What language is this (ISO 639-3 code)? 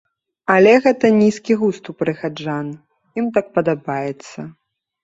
bel